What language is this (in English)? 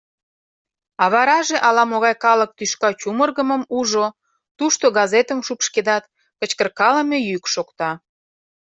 Mari